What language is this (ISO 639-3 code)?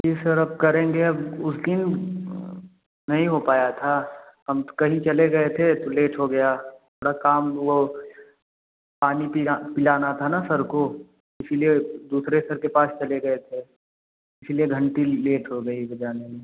hin